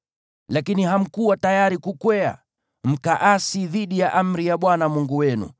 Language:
Swahili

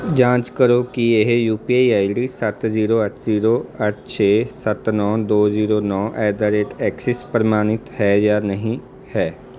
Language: Punjabi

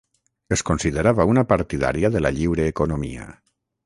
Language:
Catalan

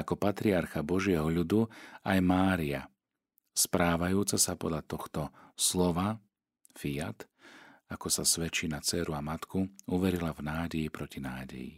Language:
Slovak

